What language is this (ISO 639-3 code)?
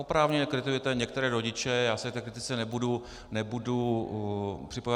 ces